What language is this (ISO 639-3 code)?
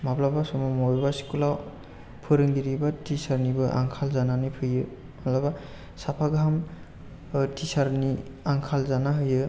brx